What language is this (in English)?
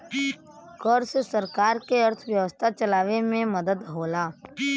Bhojpuri